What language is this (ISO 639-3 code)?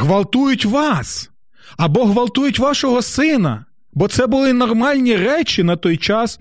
ukr